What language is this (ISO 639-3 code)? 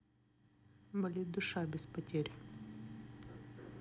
rus